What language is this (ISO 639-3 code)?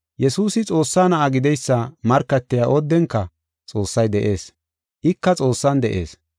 gof